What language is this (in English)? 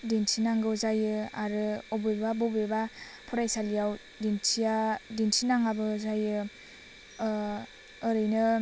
Bodo